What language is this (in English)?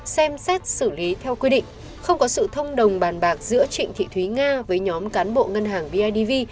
Vietnamese